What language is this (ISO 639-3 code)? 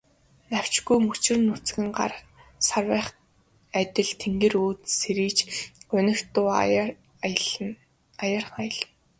mon